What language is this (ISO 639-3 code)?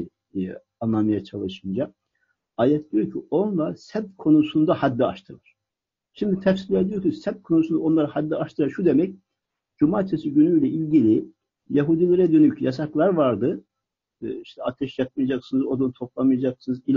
tur